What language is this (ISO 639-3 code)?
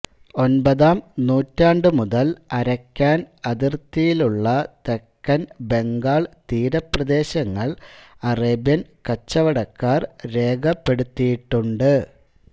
mal